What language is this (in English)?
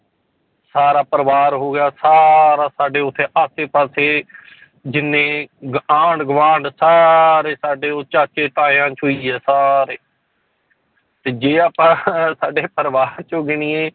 Punjabi